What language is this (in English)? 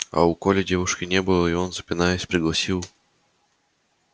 Russian